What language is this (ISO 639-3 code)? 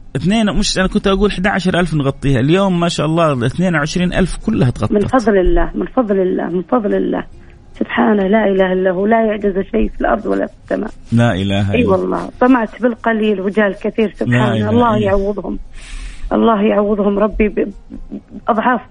ara